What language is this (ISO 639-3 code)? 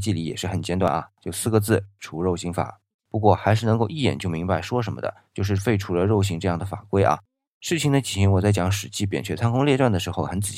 zho